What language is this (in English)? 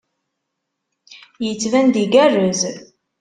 Kabyle